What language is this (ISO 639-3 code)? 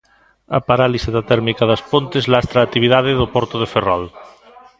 glg